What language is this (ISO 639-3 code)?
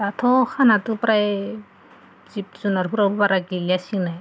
brx